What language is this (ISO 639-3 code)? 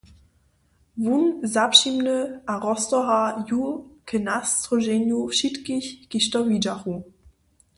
hsb